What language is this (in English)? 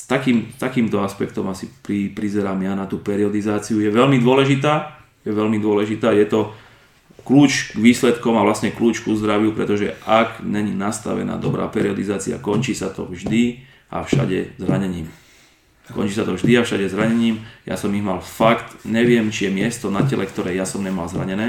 Slovak